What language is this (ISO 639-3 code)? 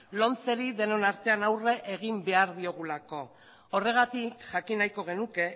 eus